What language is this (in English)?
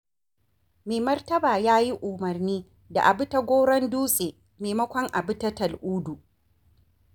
Hausa